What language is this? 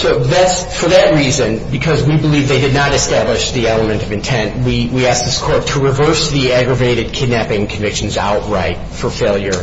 English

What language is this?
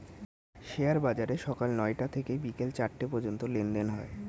Bangla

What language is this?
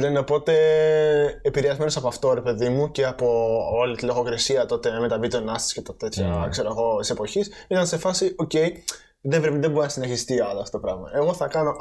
Greek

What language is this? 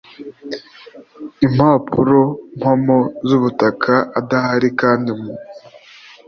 Kinyarwanda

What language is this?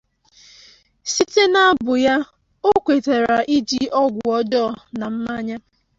Igbo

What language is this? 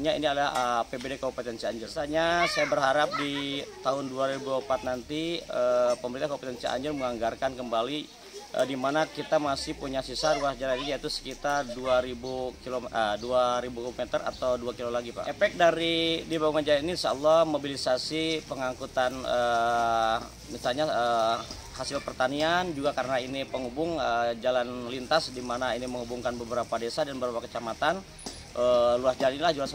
Indonesian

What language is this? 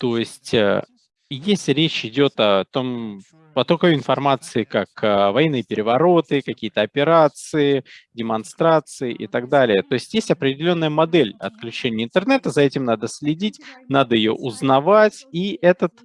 Russian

